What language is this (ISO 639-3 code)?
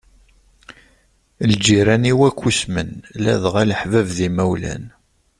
kab